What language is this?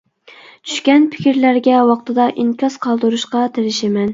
Uyghur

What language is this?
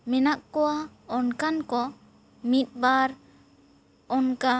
Santali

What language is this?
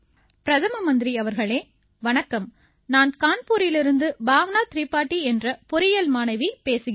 Tamil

